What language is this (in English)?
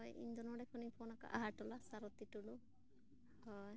Santali